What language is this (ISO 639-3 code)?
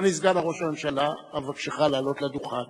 heb